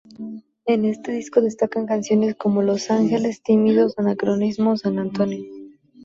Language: Spanish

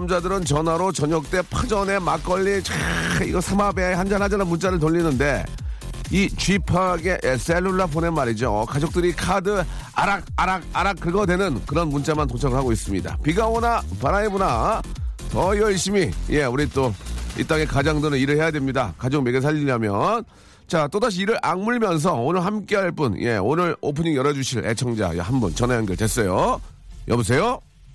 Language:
Korean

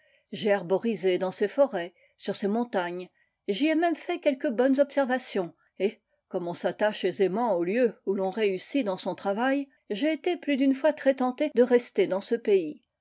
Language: French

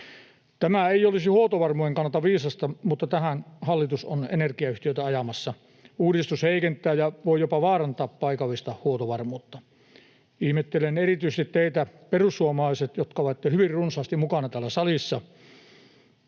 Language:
Finnish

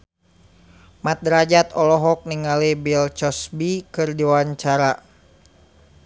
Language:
Sundanese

